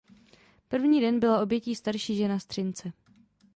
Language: Czech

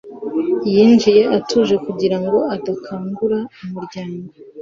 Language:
Kinyarwanda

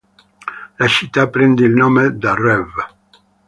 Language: Italian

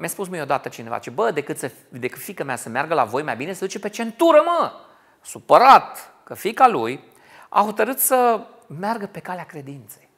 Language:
Romanian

